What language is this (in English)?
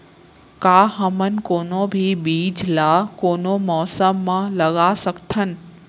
Chhattisgarhi